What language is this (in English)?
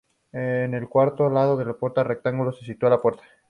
Spanish